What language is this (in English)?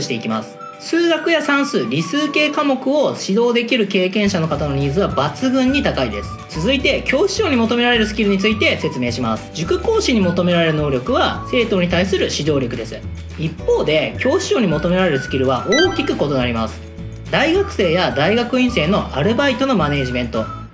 Japanese